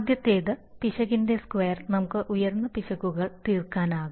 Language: Malayalam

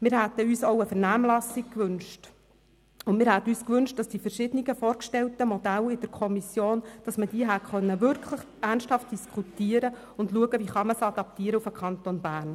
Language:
Swiss German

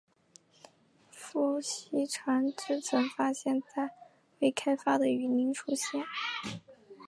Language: Chinese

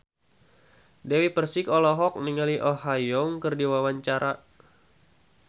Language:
Sundanese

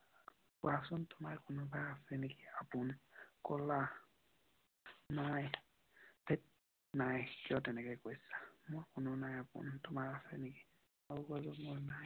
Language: Assamese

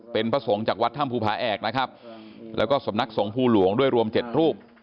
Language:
Thai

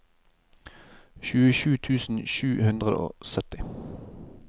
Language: Norwegian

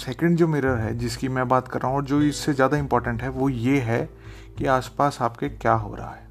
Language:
Hindi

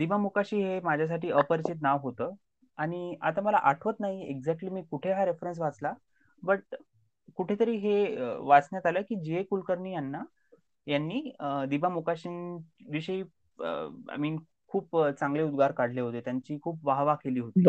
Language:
Marathi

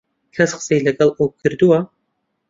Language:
Central Kurdish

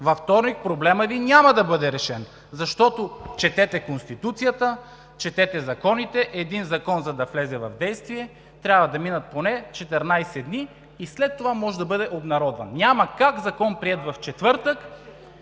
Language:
Bulgarian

